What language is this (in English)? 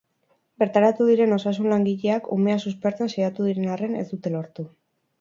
Basque